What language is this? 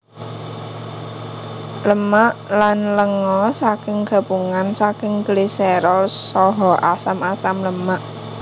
Javanese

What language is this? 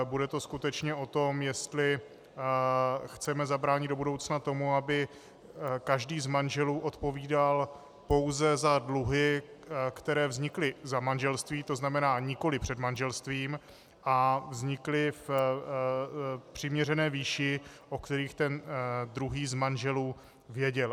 Czech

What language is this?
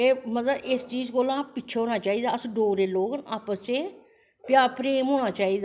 Dogri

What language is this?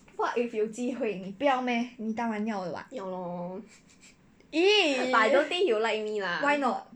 English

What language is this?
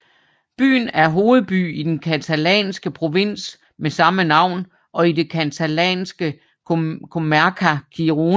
Danish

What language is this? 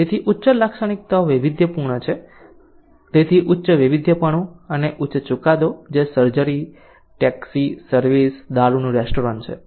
Gujarati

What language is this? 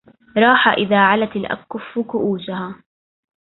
Arabic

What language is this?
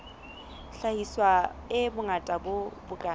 Southern Sotho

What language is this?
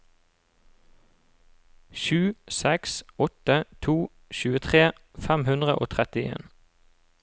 Norwegian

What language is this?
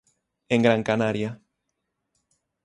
Galician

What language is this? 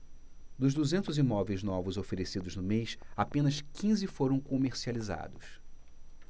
Portuguese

